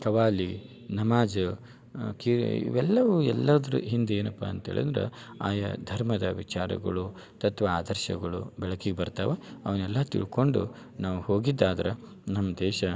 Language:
Kannada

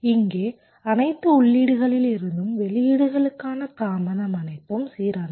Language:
Tamil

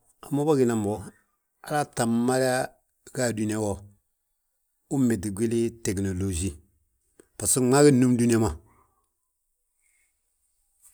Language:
Balanta-Ganja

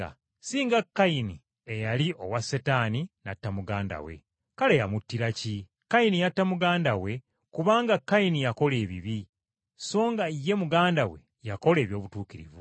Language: Ganda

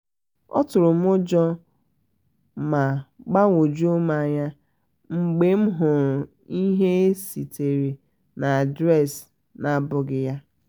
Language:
Igbo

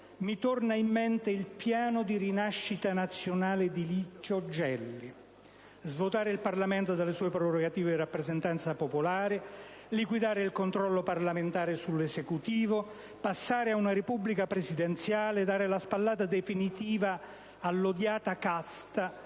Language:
Italian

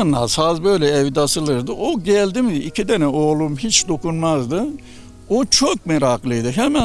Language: Turkish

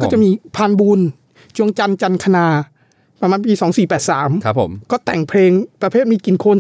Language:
Thai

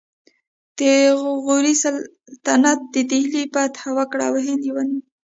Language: Pashto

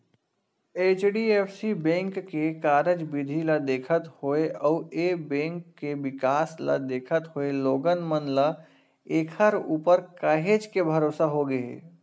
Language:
Chhattisgarhi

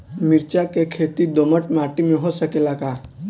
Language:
Bhojpuri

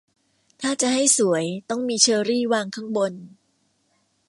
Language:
Thai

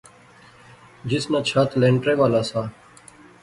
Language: Pahari-Potwari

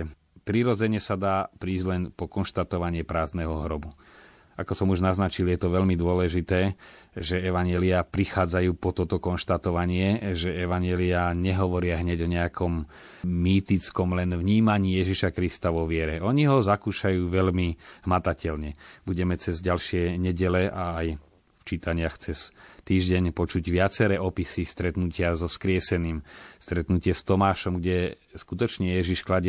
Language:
Slovak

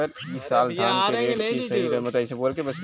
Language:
Bhojpuri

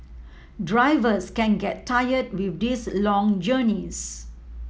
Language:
English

